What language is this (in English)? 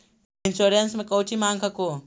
Magahi